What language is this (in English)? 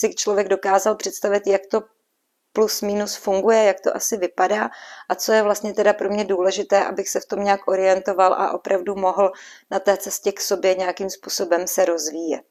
Czech